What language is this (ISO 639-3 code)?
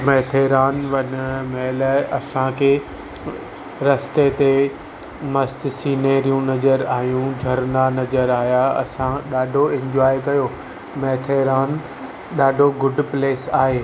snd